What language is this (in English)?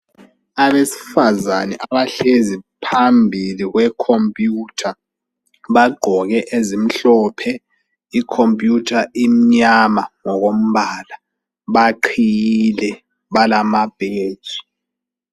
North Ndebele